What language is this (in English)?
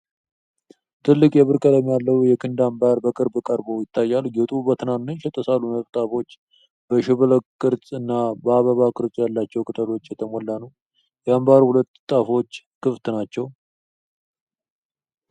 Amharic